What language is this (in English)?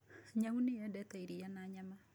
Kikuyu